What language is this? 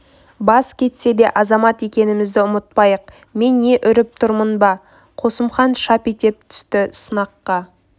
Kazakh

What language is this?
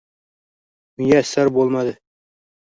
Uzbek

